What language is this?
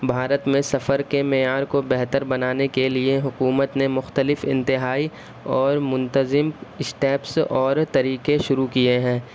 Urdu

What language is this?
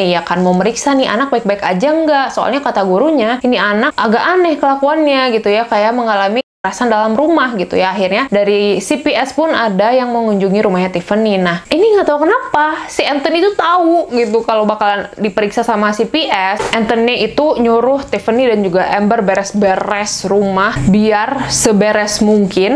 Indonesian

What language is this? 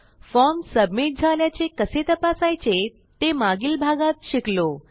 Marathi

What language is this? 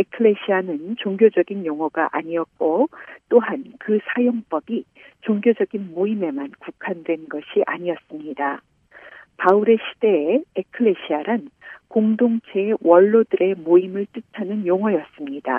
Korean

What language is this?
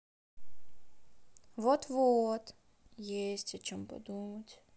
Russian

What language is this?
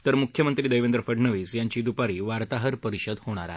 Marathi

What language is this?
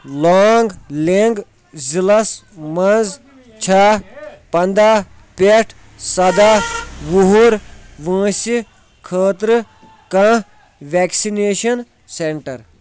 Kashmiri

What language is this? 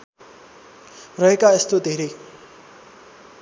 Nepali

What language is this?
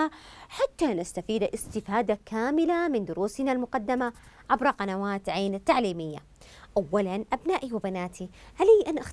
Arabic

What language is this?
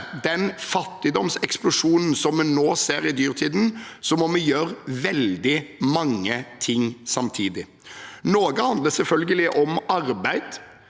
Norwegian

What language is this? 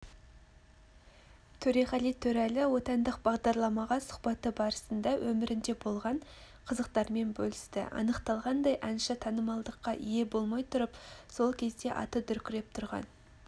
Kazakh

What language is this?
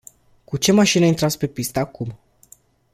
Romanian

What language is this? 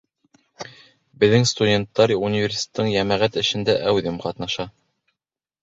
Bashkir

